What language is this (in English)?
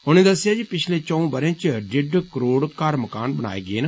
Dogri